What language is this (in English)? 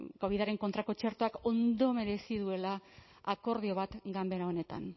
Basque